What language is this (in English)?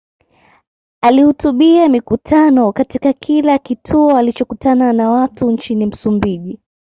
Swahili